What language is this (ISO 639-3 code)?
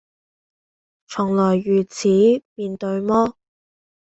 yue